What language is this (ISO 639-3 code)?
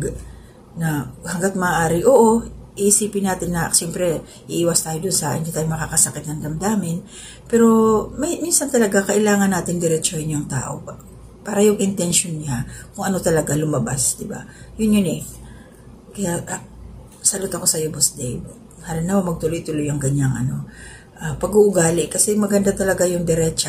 fil